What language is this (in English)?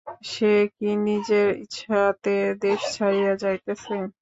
Bangla